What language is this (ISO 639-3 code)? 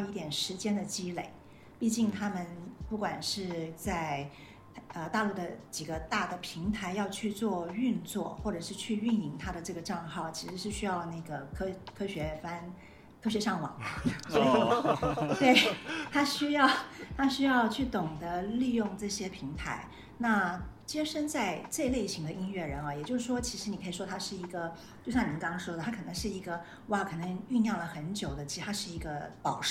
zho